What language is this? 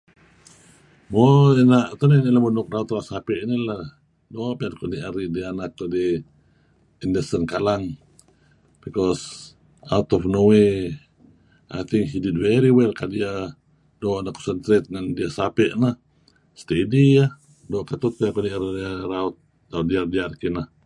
Kelabit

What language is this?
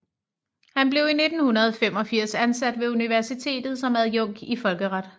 Danish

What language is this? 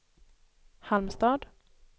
Swedish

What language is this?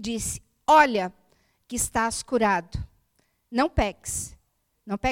Portuguese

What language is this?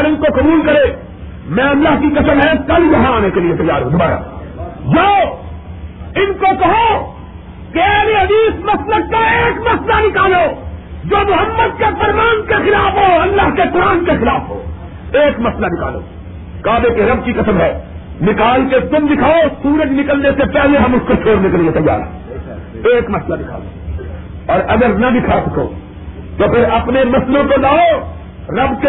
Urdu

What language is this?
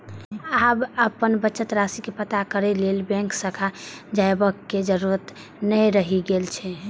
Maithili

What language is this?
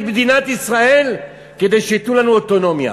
Hebrew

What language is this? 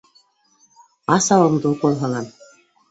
Bashkir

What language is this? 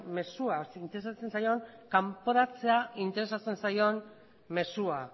Basque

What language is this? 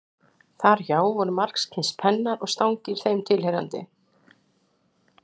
Icelandic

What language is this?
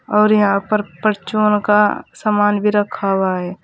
Hindi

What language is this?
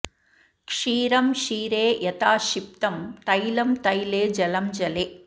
Sanskrit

